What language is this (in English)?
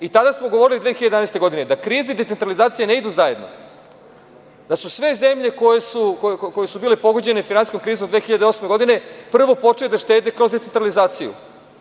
Serbian